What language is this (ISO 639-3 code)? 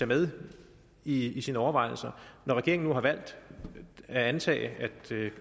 dan